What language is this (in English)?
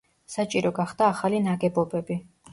Georgian